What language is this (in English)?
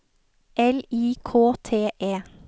Norwegian